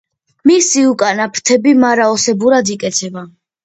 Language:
Georgian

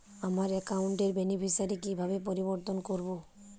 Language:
Bangla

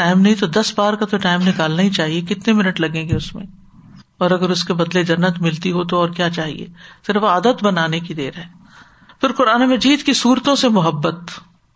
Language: Urdu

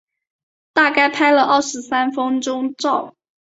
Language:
Chinese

